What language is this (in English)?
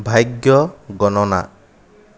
Assamese